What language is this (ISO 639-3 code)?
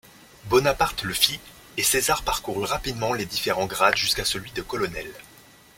fra